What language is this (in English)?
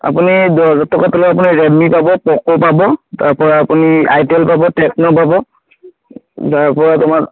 Assamese